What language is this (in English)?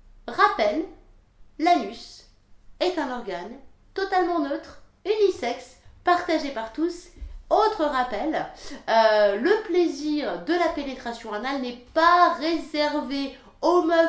French